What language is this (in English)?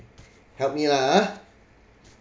English